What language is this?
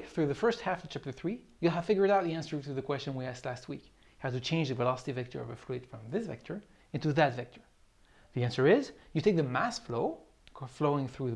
English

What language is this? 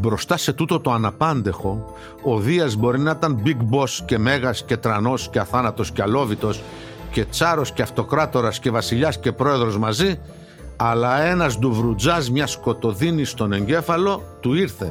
Greek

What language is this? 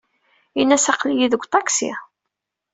Kabyle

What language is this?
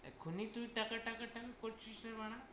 Bangla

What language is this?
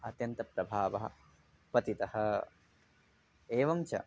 Sanskrit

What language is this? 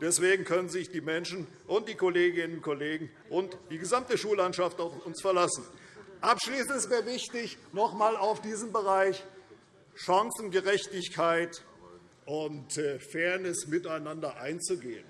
German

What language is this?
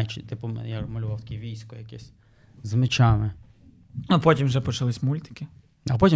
Ukrainian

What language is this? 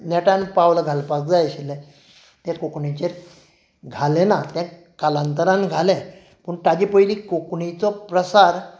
Konkani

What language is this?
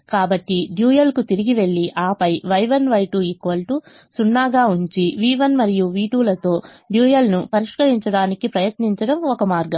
Telugu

